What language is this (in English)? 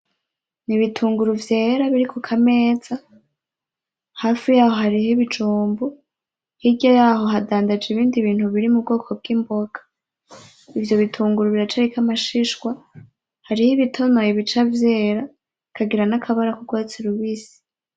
Rundi